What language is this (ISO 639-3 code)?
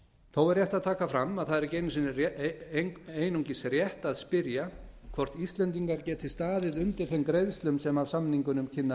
isl